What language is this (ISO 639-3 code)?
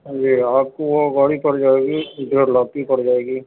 urd